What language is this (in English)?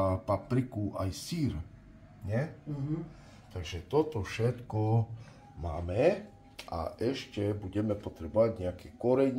Slovak